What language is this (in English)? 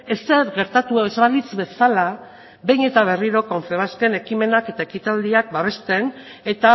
Basque